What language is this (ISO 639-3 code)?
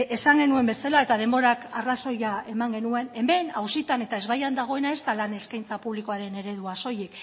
eus